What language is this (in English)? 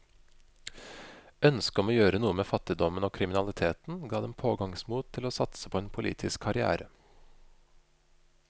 Norwegian